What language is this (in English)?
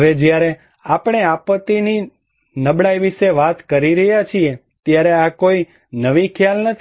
Gujarati